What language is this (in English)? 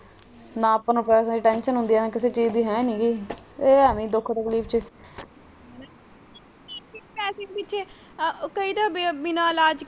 Punjabi